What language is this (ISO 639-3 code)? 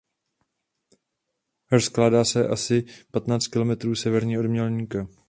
ces